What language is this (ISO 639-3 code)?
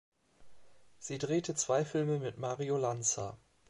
deu